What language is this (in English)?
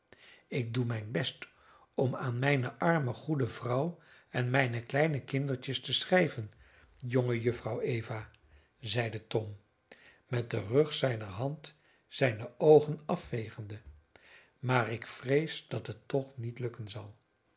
Dutch